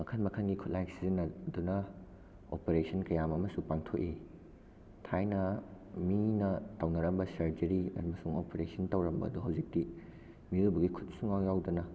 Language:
Manipuri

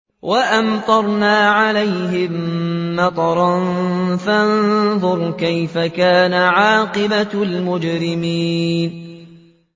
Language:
Arabic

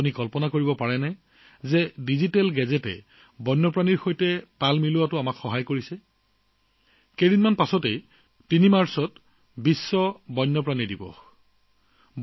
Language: Assamese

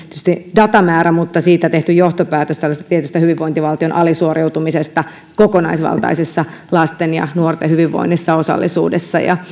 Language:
Finnish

